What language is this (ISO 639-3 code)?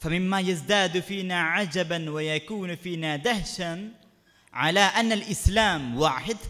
ara